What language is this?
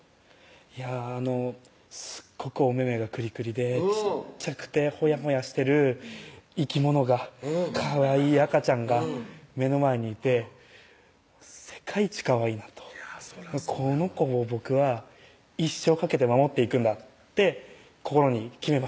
Japanese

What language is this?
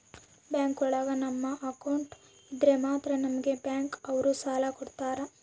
Kannada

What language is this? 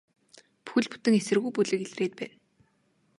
Mongolian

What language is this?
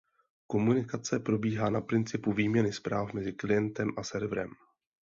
Czech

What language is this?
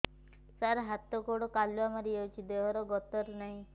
Odia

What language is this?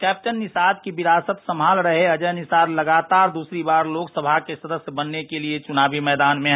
Hindi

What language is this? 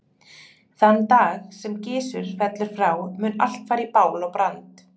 Icelandic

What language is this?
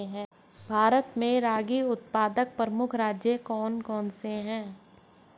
Hindi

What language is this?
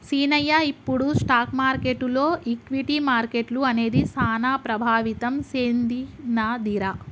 Telugu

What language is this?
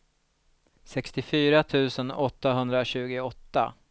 Swedish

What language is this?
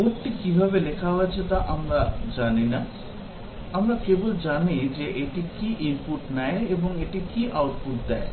Bangla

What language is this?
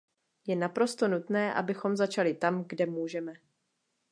Czech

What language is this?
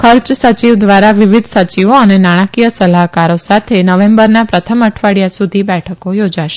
Gujarati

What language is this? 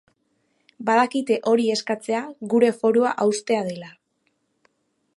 Basque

